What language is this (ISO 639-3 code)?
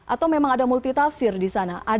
ind